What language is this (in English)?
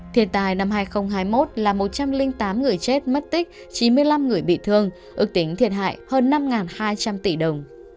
Vietnamese